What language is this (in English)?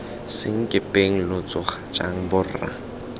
Tswana